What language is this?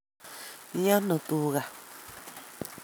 Kalenjin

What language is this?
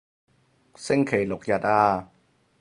Cantonese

